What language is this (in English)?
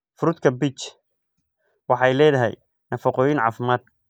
Somali